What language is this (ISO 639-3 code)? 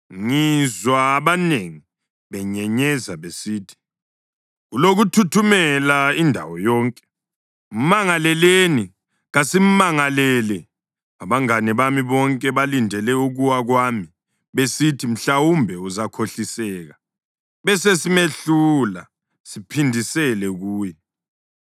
nde